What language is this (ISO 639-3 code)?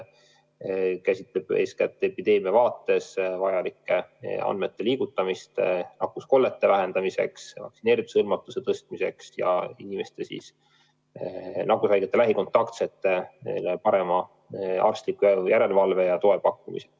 est